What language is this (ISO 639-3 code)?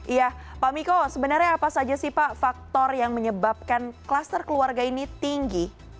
ind